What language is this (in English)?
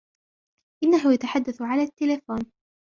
Arabic